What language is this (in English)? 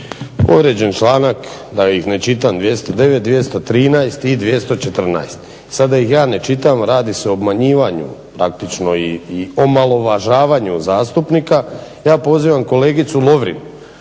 Croatian